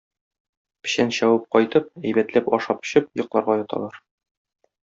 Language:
Tatar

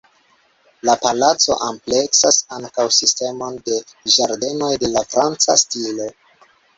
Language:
Esperanto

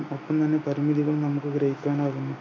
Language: Malayalam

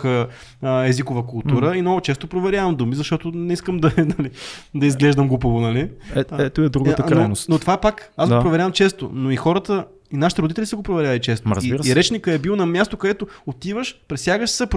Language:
Bulgarian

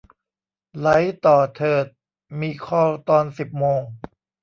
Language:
Thai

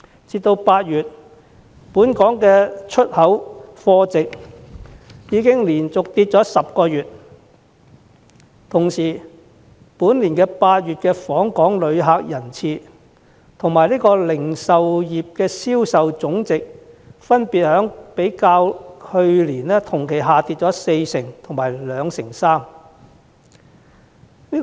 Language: Cantonese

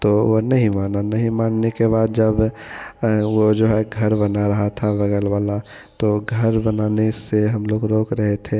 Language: Hindi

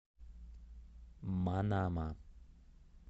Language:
Russian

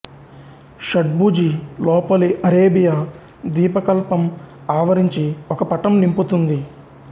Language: Telugu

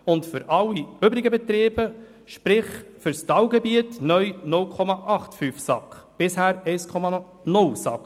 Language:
Swiss German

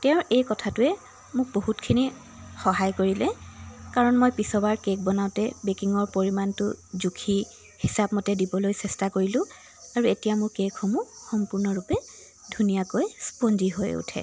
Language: Assamese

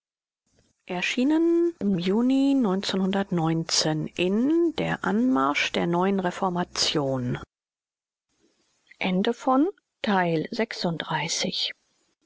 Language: German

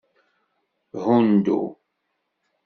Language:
Kabyle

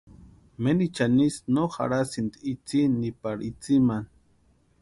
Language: Western Highland Purepecha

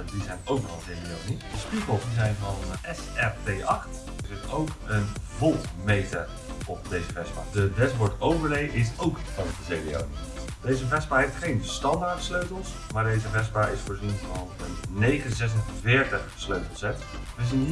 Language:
Dutch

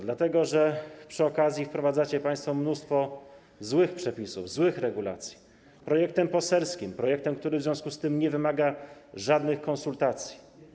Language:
Polish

